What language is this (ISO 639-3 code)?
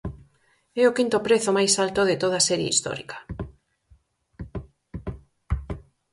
glg